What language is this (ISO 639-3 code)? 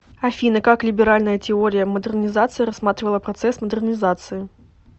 rus